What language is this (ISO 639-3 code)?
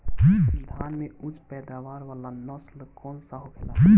bho